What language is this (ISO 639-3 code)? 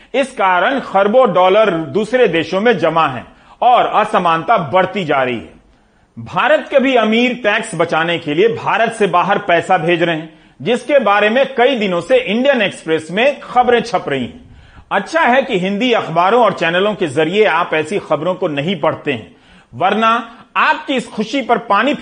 hin